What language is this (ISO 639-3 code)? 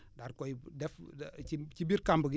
wol